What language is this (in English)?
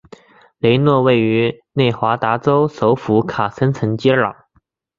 Chinese